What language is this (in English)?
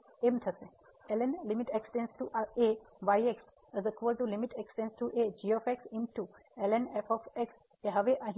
Gujarati